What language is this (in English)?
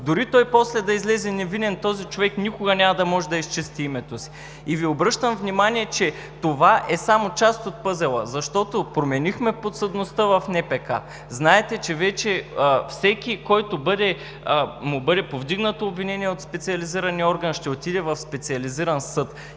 Bulgarian